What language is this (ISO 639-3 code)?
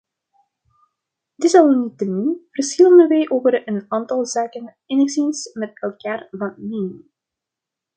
nld